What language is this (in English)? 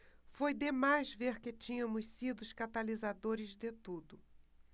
Portuguese